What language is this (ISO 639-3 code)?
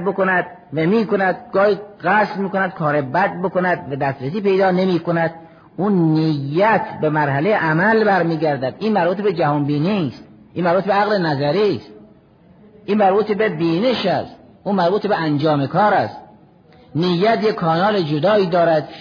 fas